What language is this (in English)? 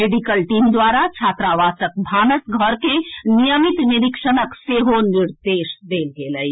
Maithili